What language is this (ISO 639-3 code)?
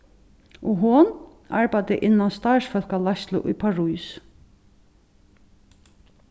fao